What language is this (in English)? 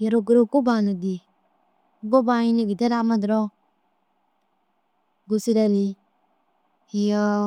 Dazaga